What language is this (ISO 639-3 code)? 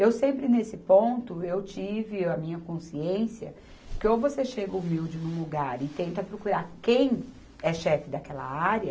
por